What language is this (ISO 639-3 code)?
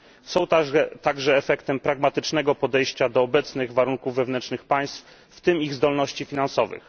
pol